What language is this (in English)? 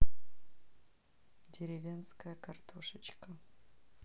Russian